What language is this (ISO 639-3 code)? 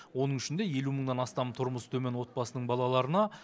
kaz